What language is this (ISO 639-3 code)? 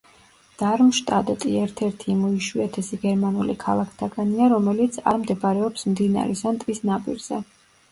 kat